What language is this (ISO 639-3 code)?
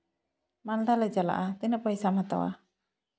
sat